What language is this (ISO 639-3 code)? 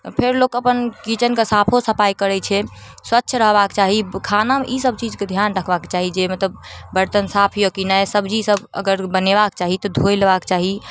mai